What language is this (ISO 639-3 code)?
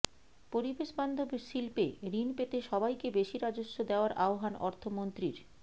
ben